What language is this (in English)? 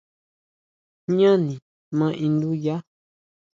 Huautla Mazatec